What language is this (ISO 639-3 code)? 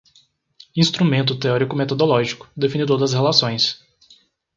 por